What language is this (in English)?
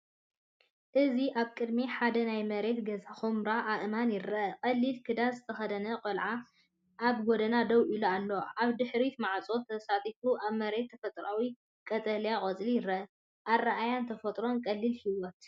Tigrinya